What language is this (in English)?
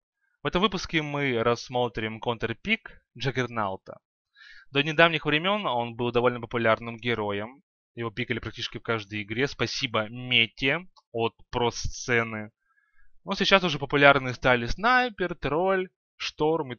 Russian